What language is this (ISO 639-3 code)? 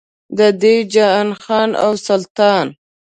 pus